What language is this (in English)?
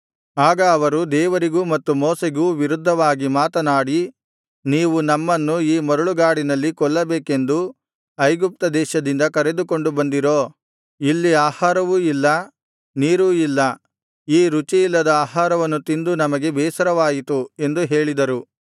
Kannada